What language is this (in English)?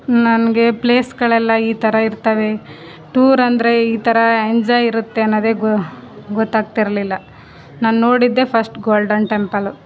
Kannada